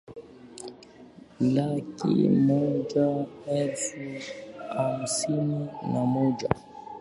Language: Swahili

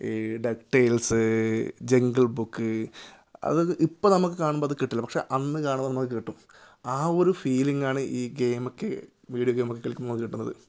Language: Malayalam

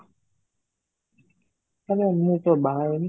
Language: Odia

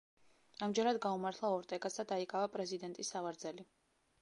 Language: Georgian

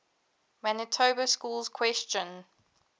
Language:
English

